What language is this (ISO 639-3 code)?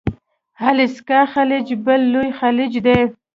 pus